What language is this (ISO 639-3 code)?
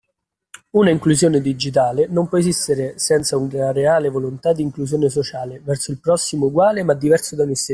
ita